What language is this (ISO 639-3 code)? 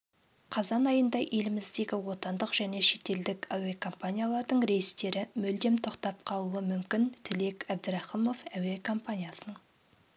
kaz